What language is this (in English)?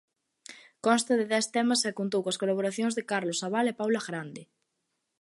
Galician